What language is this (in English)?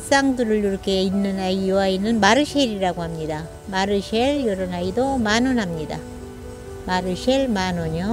Korean